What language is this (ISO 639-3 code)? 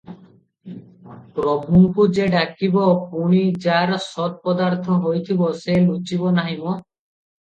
ori